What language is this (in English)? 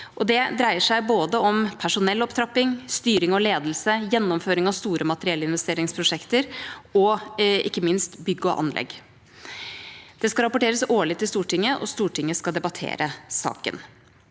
Norwegian